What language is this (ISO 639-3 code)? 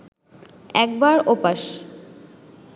ben